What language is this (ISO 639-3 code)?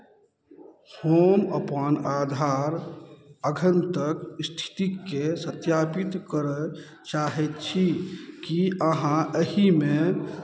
mai